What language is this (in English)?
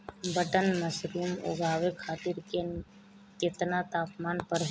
Bhojpuri